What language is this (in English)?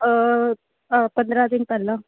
Punjabi